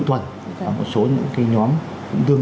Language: Vietnamese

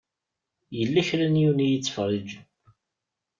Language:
Kabyle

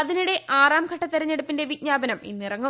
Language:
Malayalam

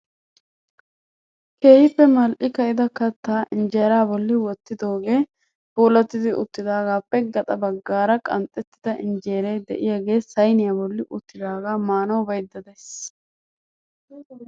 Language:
Wolaytta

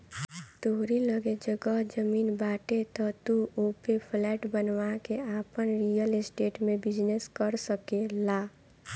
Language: Bhojpuri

